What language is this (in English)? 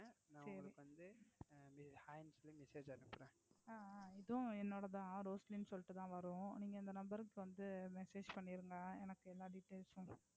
Tamil